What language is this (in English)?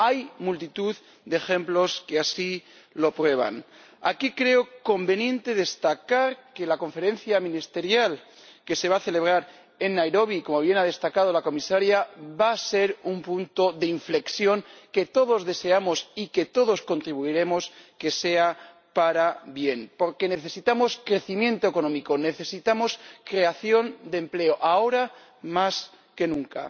Spanish